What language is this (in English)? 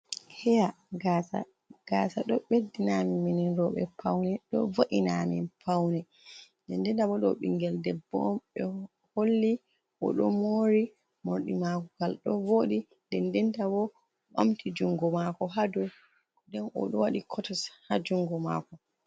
Fula